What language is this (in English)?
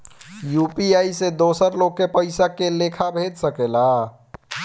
Bhojpuri